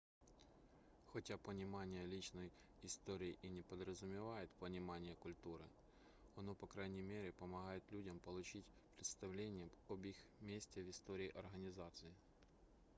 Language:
Russian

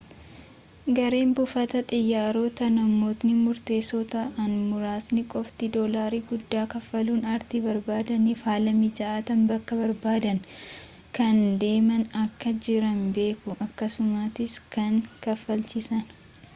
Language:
Oromo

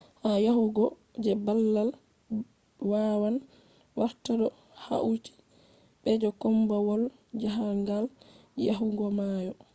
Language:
Fula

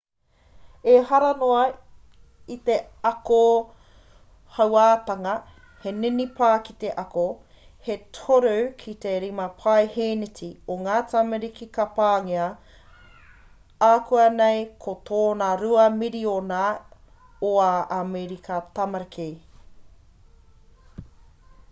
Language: Māori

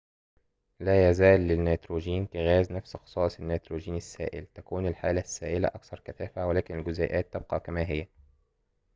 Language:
Arabic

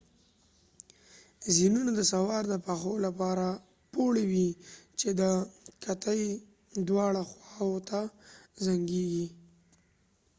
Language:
Pashto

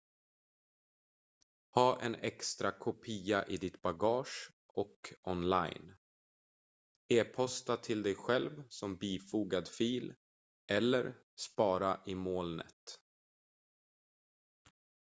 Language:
Swedish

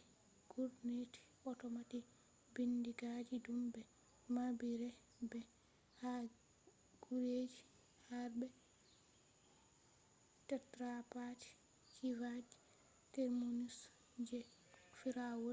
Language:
Fula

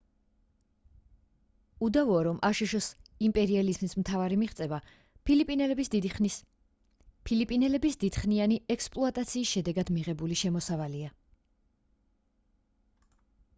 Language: Georgian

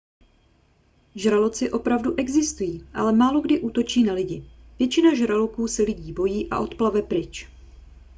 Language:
Czech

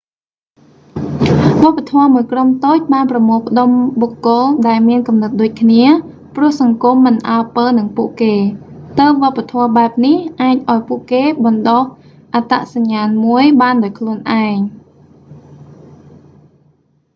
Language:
Khmer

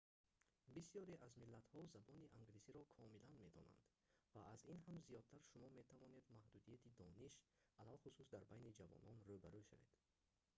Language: Tajik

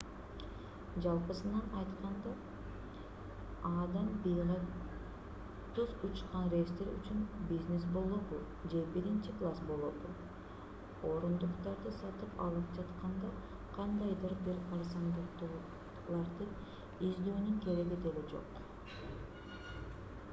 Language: Kyrgyz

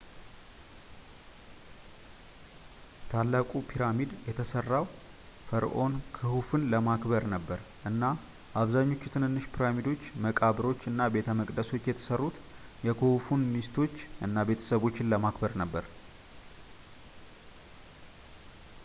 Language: Amharic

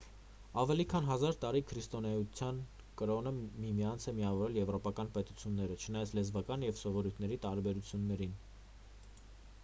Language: Armenian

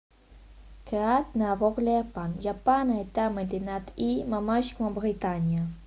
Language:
Hebrew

